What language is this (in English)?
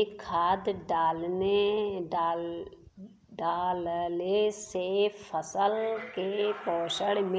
Bhojpuri